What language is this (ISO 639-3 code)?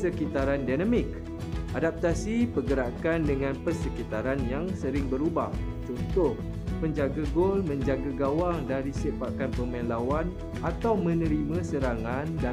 msa